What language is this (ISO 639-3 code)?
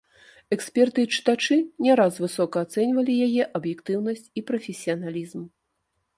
bel